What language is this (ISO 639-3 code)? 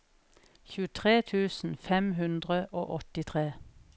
nor